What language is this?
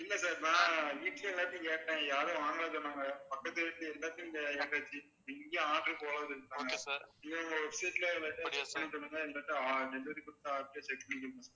Tamil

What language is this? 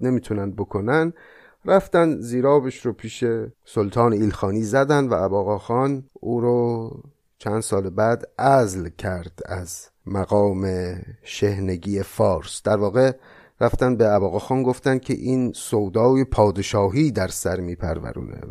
Persian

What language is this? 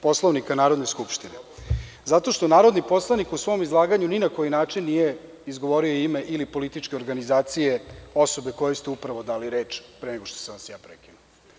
Serbian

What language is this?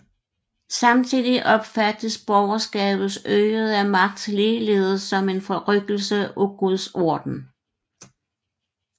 Danish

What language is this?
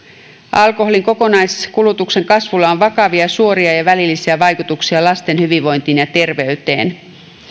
Finnish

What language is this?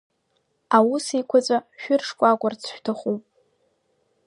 Abkhazian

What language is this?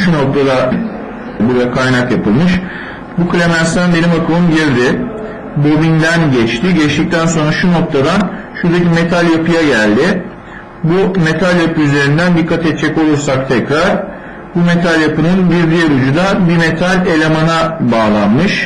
Turkish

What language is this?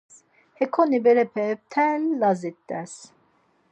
Laz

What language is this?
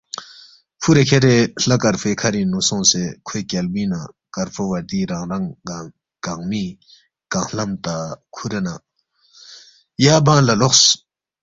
Balti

